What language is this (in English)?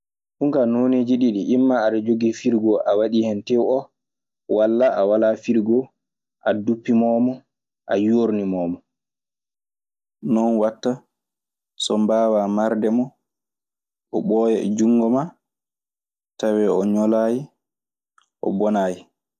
Maasina Fulfulde